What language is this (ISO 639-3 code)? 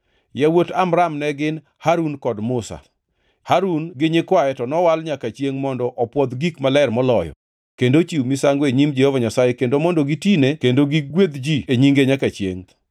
luo